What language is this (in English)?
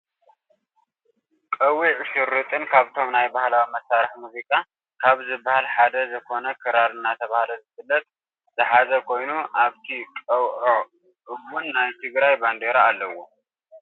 Tigrinya